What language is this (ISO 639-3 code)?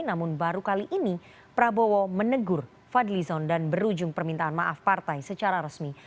ind